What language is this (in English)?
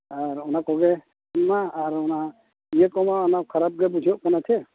Santali